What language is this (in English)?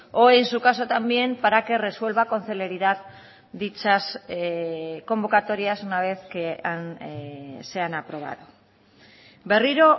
Spanish